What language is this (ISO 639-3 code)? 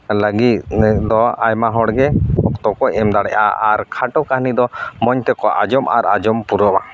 sat